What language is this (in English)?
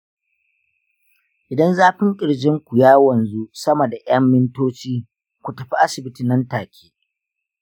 Hausa